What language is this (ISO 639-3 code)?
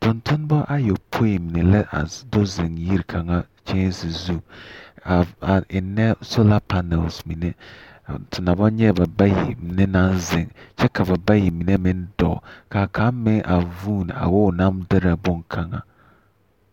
dga